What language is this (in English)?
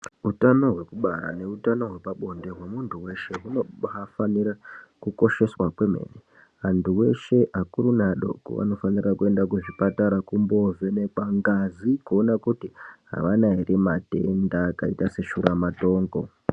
Ndau